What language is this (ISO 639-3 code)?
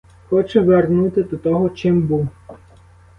ukr